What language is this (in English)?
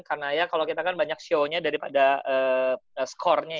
Indonesian